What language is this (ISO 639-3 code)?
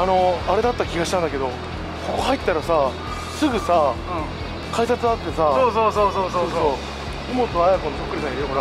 jpn